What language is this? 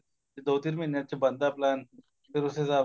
Punjabi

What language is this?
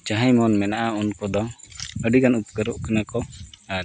Santali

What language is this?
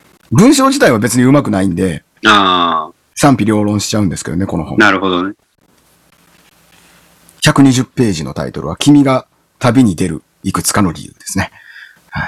Japanese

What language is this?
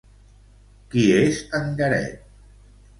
Catalan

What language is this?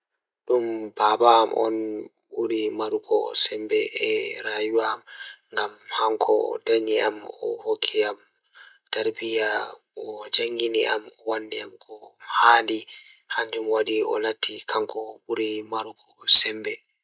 Fula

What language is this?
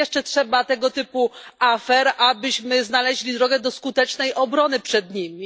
Polish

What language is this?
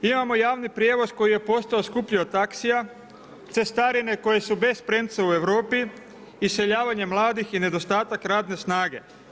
Croatian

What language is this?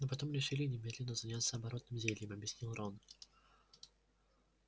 Russian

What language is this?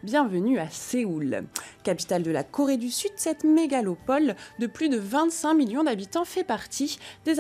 French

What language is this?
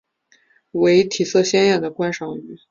Chinese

